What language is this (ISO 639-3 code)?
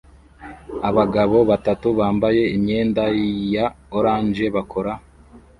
kin